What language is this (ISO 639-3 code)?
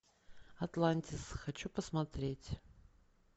rus